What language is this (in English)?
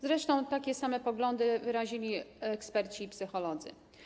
Polish